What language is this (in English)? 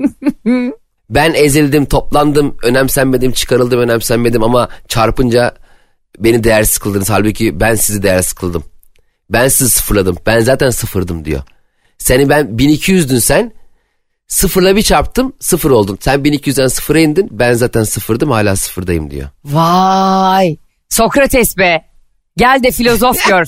Turkish